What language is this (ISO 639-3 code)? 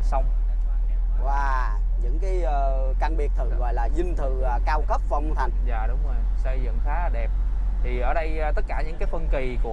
vie